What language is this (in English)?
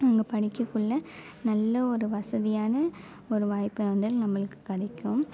Tamil